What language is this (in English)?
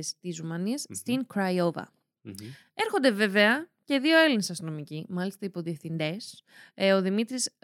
Greek